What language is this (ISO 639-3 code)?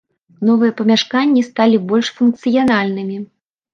bel